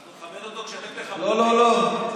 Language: Hebrew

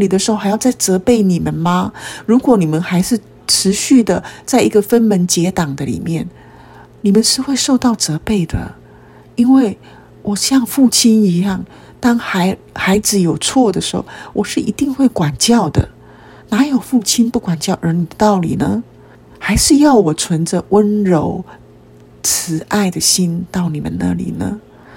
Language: Chinese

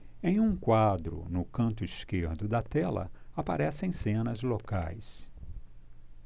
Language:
Portuguese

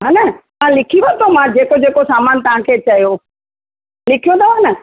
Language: Sindhi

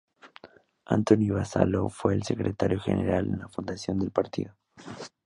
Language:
Spanish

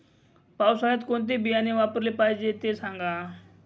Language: Marathi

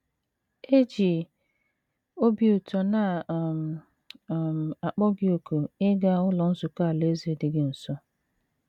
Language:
Igbo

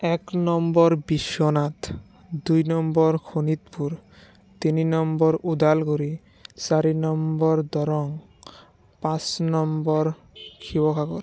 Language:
Assamese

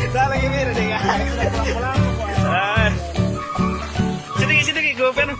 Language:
Indonesian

